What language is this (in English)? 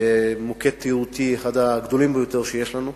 Hebrew